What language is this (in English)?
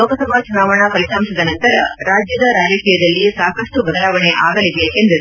Kannada